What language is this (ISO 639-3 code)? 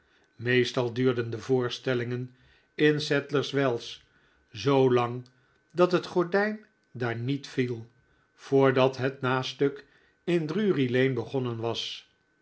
nld